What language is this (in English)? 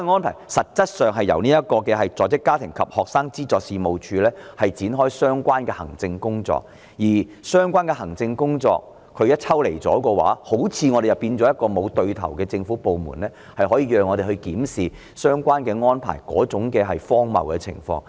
Cantonese